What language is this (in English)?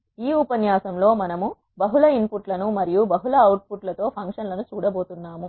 Telugu